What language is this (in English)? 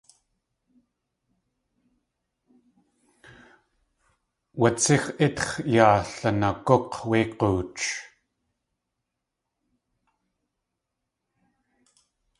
Tlingit